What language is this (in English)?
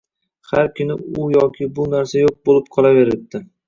Uzbek